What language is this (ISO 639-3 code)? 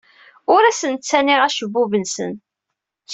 kab